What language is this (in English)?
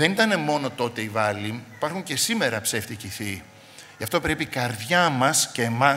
Greek